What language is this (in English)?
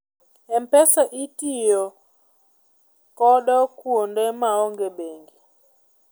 Luo (Kenya and Tanzania)